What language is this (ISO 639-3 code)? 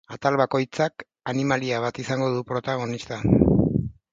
eus